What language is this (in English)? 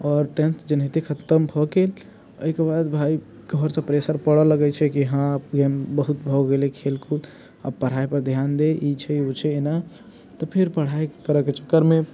Maithili